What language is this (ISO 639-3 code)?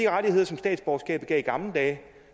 dan